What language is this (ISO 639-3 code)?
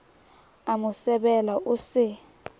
sot